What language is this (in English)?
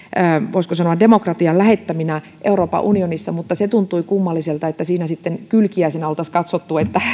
Finnish